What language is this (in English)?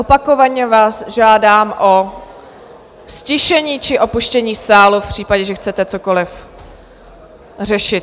Czech